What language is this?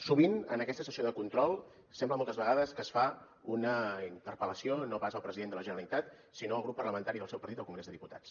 Catalan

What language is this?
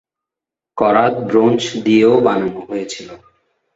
Bangla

